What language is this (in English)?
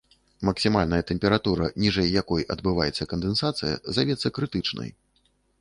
Belarusian